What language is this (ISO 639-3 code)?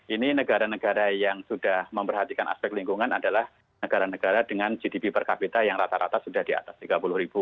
ind